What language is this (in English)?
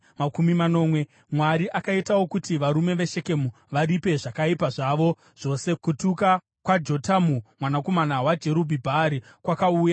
Shona